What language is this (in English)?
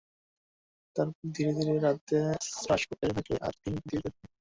Bangla